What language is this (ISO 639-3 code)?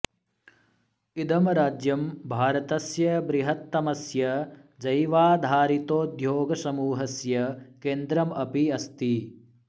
san